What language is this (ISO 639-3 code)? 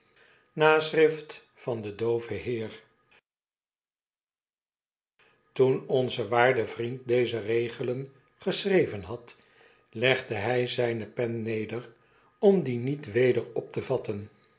nld